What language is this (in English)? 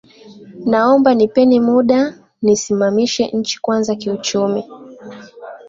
Swahili